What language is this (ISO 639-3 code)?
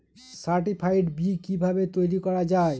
ben